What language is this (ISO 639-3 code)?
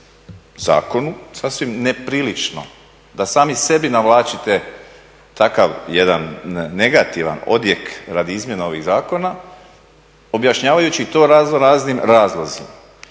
hrv